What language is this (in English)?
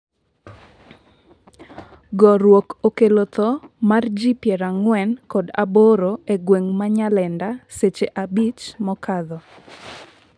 Luo (Kenya and Tanzania)